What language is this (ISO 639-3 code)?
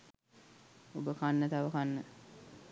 sin